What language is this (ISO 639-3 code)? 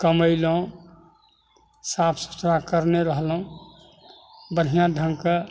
mai